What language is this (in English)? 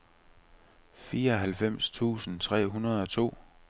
Danish